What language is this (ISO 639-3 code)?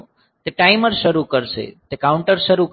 guj